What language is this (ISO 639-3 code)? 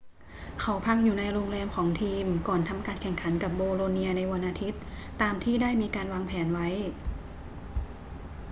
tha